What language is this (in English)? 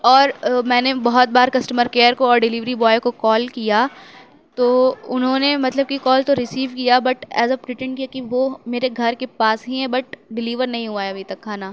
Urdu